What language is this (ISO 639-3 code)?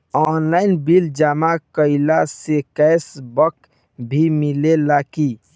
bho